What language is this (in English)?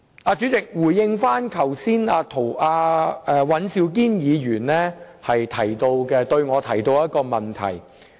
Cantonese